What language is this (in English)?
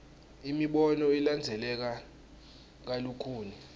Swati